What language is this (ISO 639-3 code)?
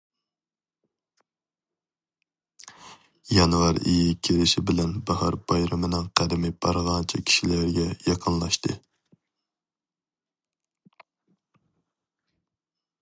uig